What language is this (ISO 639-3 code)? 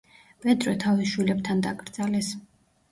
kat